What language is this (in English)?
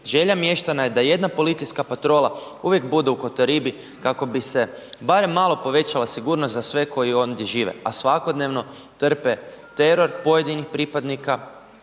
Croatian